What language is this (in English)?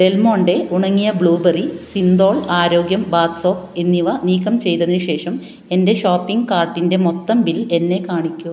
Malayalam